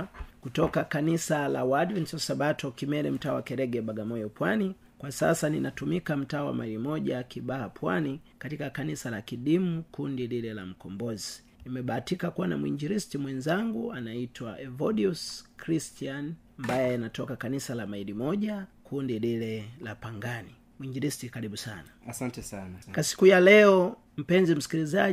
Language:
Swahili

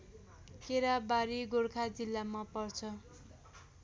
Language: Nepali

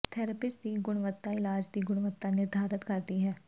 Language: Punjabi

